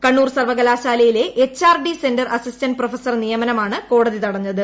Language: Malayalam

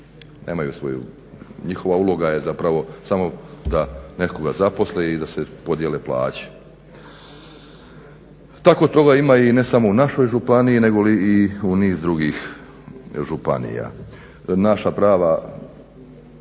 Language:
Croatian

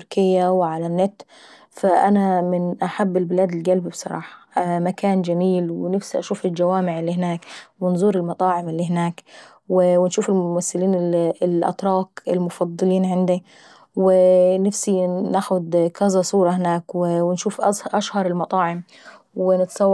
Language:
Saidi Arabic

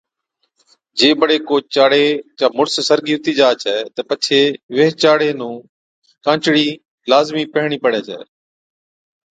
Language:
Od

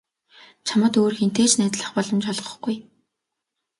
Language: Mongolian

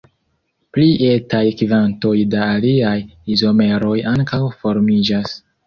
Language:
Esperanto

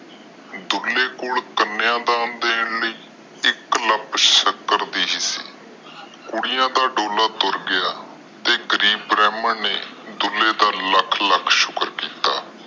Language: Punjabi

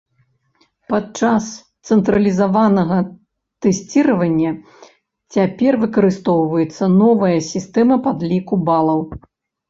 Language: Belarusian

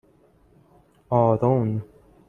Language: Persian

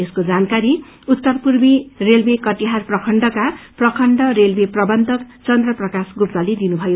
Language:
Nepali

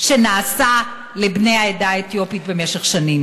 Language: Hebrew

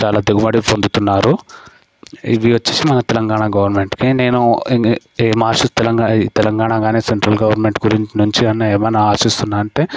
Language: Telugu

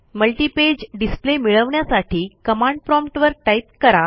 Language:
Marathi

